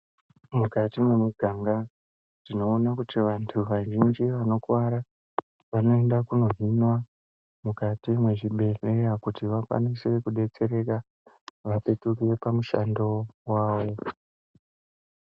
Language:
Ndau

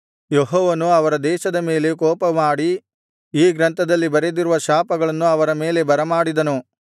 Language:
Kannada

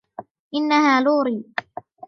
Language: Arabic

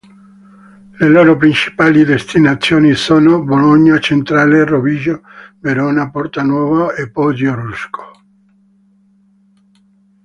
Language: Italian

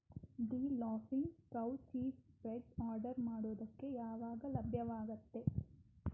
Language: Kannada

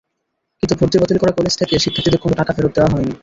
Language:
Bangla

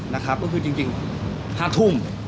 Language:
Thai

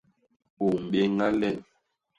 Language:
Basaa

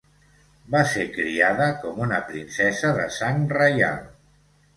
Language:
Catalan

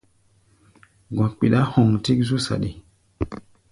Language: Gbaya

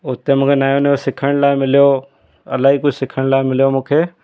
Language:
Sindhi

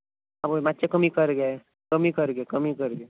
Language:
Konkani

